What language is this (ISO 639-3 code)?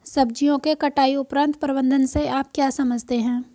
hin